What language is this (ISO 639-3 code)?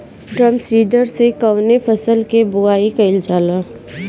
bho